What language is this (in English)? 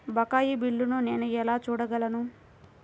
Telugu